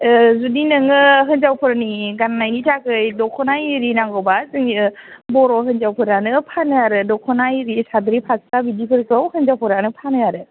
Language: Bodo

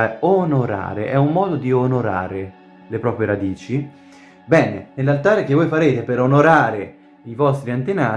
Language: Italian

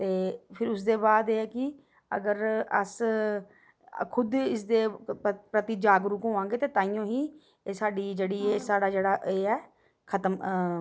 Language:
Dogri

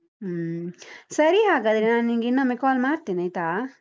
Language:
Kannada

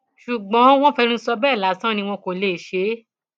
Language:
Yoruba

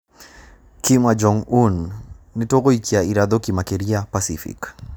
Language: Kikuyu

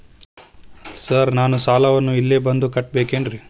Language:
Kannada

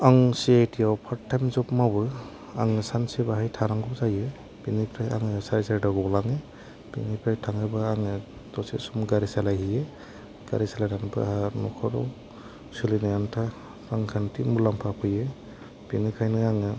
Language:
Bodo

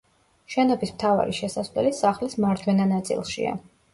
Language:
Georgian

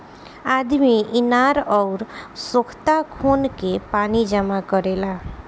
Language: Bhojpuri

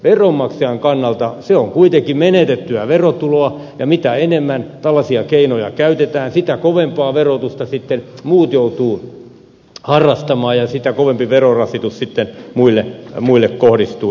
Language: Finnish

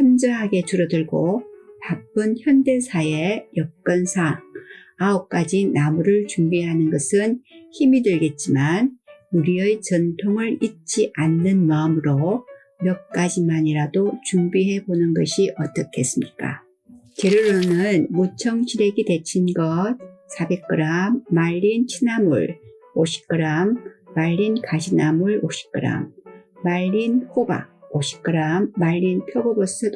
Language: Korean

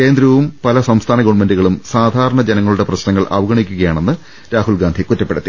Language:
Malayalam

